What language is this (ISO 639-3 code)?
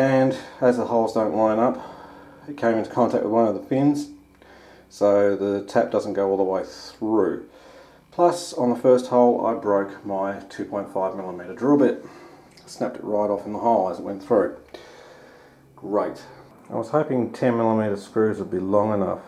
eng